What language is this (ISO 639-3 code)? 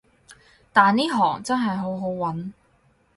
yue